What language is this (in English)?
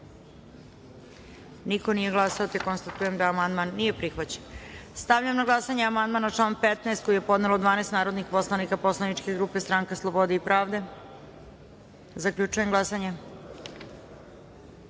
Serbian